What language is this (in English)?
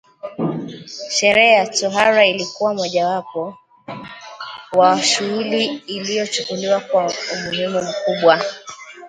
Swahili